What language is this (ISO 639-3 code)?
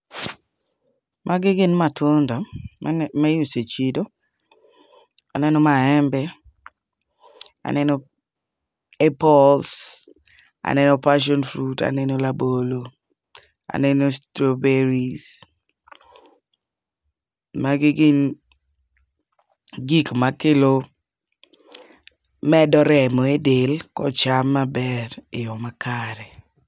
luo